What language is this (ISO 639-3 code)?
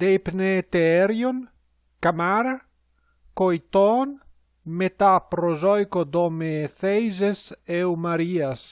ell